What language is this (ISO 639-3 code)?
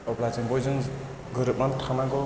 brx